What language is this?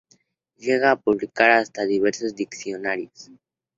Spanish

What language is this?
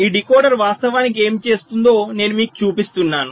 Telugu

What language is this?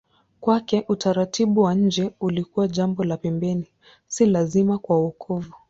Swahili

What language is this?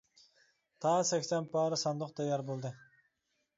Uyghur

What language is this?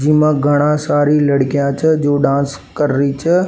Rajasthani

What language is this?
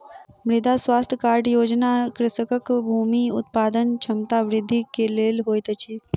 Maithili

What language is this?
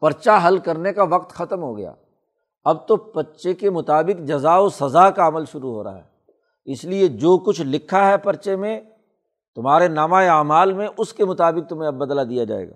Urdu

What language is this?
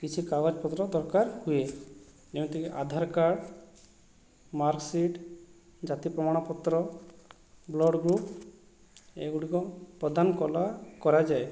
Odia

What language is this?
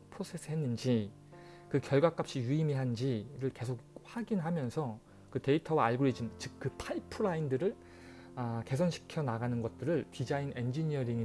Korean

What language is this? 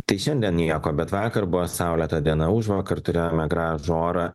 Lithuanian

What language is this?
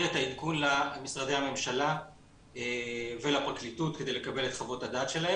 Hebrew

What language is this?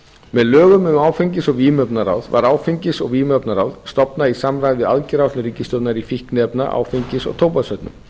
Icelandic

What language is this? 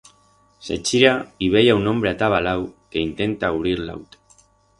Aragonese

